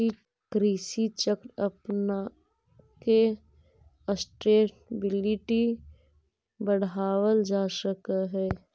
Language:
Magahi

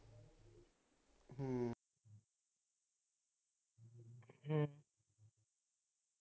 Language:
Punjabi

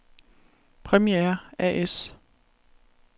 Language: Danish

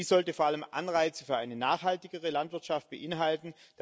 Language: German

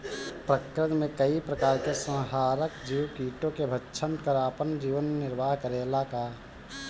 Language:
Bhojpuri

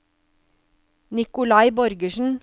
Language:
Norwegian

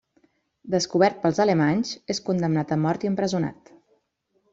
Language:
Catalan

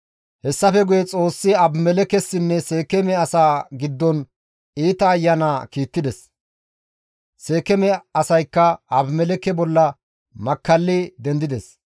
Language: Gamo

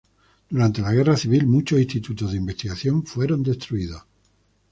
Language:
Spanish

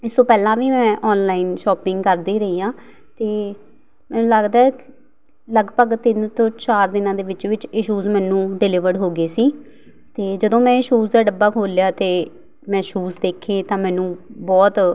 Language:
Punjabi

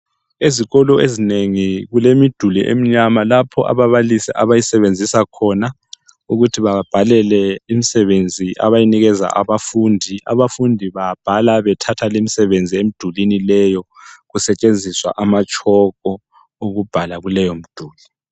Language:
North Ndebele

